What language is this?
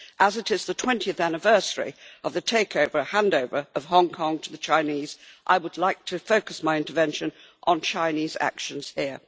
English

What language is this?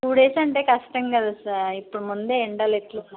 Telugu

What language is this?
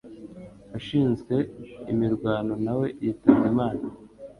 Kinyarwanda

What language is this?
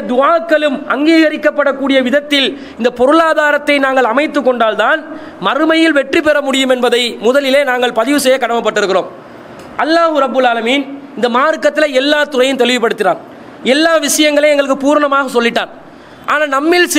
Tamil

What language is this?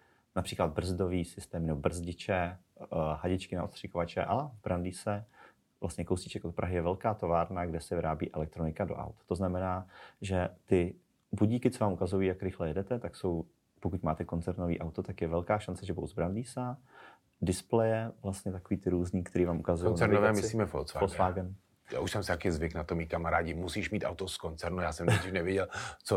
Czech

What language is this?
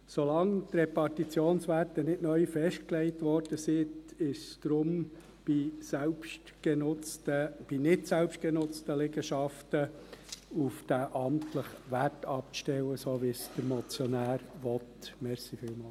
Swiss German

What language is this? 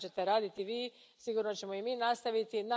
Croatian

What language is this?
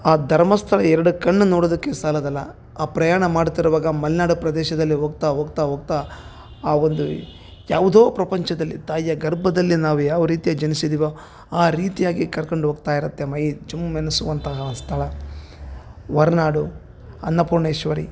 Kannada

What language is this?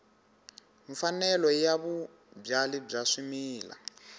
Tsonga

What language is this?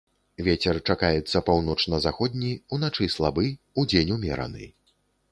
Belarusian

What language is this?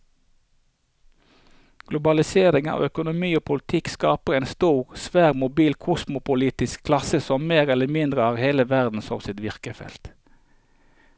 Norwegian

